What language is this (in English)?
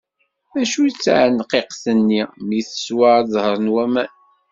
Kabyle